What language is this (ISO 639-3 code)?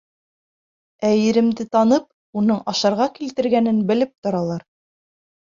bak